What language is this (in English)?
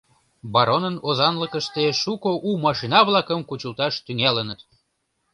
Mari